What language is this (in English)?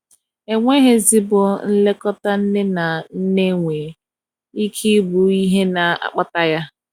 Igbo